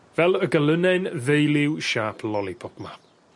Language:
Welsh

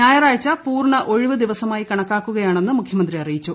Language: Malayalam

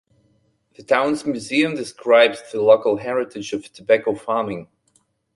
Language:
English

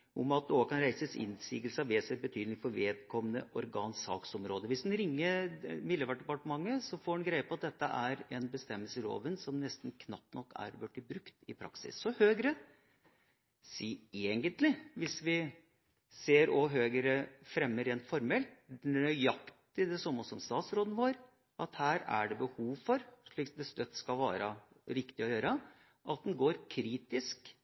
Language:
Norwegian Bokmål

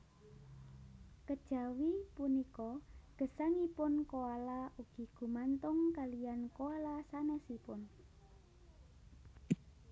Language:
Javanese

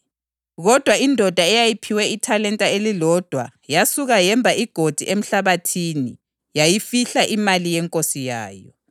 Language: North Ndebele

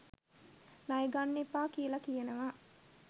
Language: Sinhala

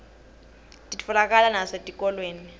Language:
Swati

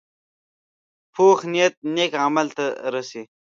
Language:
Pashto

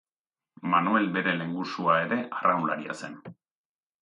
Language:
Basque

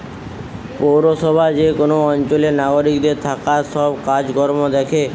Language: Bangla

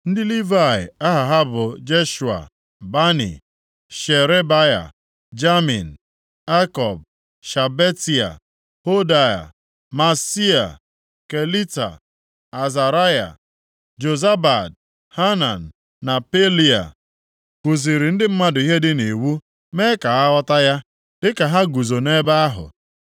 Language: Igbo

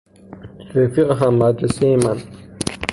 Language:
Persian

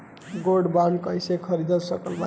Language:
Bhojpuri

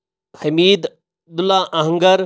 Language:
Kashmiri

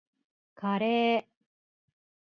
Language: Japanese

